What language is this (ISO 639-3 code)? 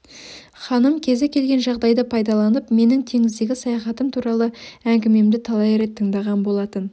kaz